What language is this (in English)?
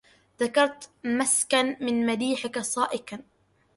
Arabic